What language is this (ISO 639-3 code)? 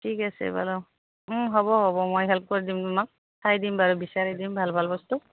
asm